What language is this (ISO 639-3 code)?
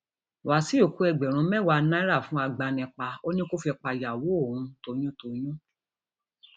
yor